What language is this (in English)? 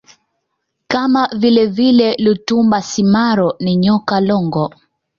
Swahili